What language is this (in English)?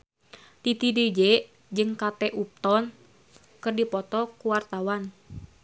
Sundanese